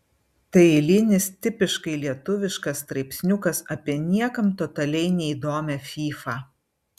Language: Lithuanian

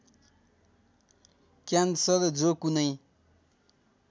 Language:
Nepali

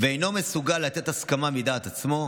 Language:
Hebrew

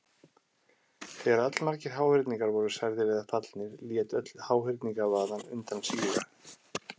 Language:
Icelandic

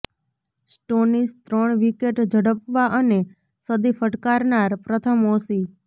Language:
Gujarati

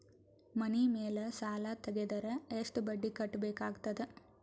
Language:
Kannada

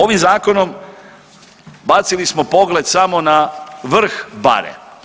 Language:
Croatian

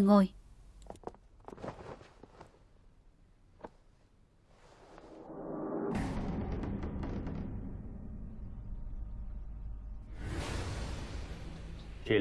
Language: Vietnamese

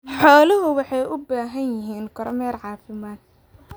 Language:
Somali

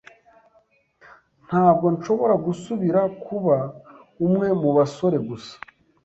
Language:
Kinyarwanda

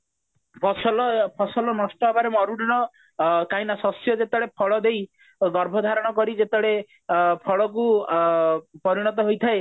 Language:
Odia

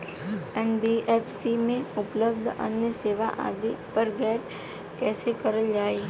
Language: Bhojpuri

